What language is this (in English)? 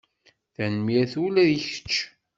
Kabyle